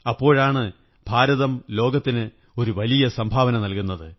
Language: Malayalam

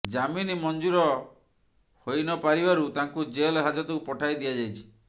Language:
Odia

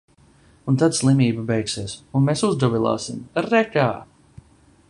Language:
Latvian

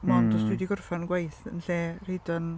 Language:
Welsh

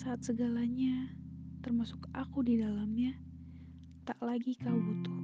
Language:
Indonesian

